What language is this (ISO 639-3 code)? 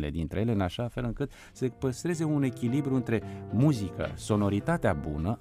ron